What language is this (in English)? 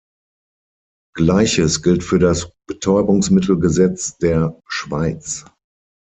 German